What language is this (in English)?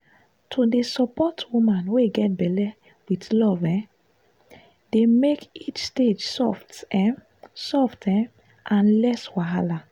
Nigerian Pidgin